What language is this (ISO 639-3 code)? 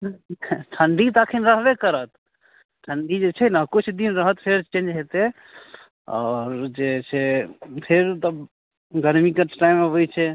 mai